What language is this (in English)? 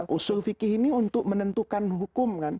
Indonesian